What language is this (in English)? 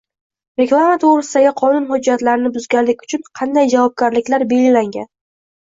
Uzbek